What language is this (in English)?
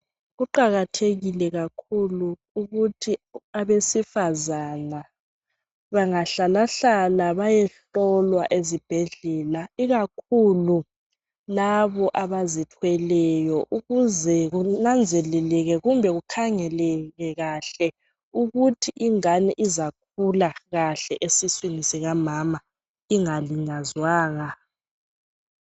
North Ndebele